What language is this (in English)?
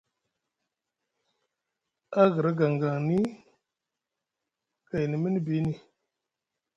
Musgu